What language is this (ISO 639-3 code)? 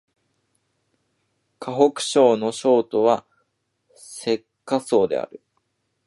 jpn